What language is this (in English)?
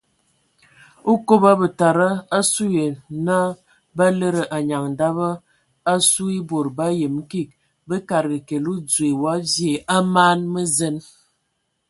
Ewondo